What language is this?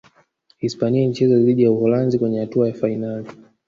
Swahili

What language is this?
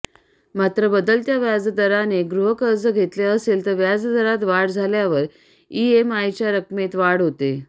Marathi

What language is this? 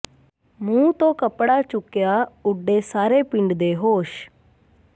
Punjabi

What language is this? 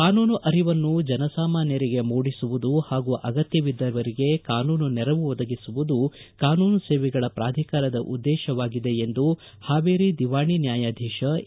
Kannada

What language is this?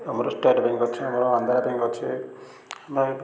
Odia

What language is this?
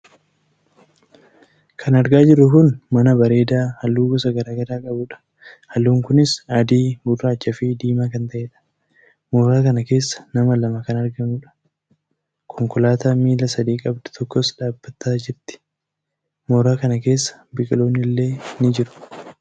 Oromo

